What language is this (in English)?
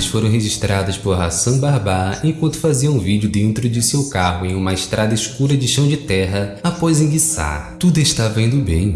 Portuguese